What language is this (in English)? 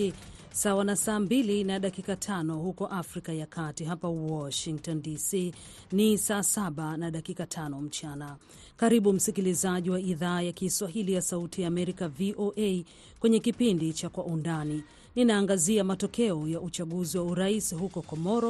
Swahili